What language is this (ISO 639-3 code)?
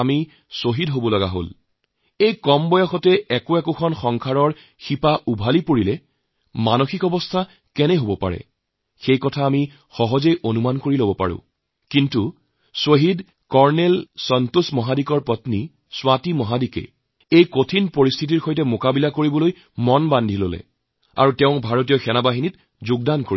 asm